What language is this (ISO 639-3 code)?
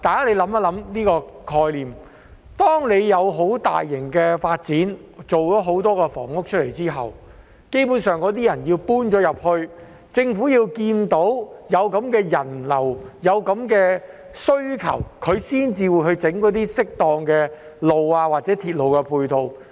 yue